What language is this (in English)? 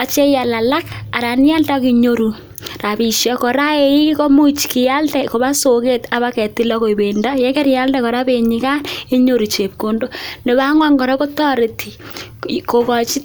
Kalenjin